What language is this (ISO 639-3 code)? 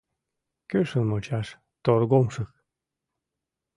chm